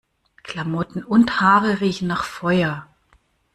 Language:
German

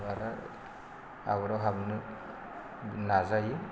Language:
Bodo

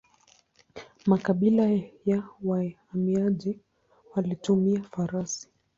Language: Swahili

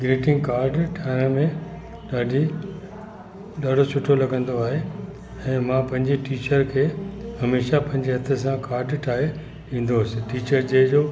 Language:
Sindhi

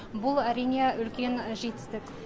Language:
Kazakh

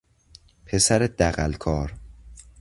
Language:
Persian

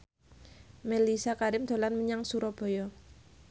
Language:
Javanese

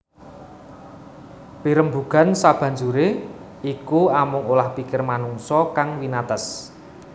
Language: Javanese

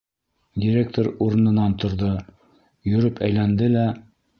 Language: Bashkir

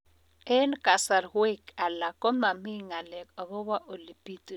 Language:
Kalenjin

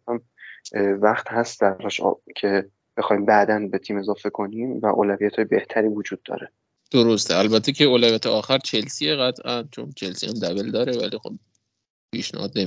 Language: Persian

